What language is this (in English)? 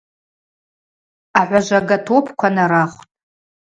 Abaza